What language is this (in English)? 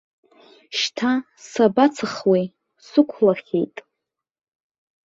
Abkhazian